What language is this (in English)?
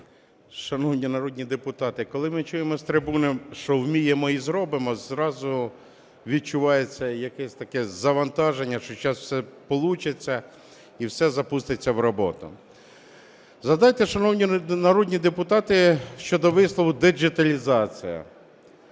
Ukrainian